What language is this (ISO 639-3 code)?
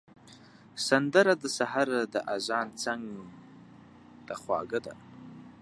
pus